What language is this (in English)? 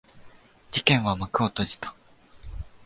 Japanese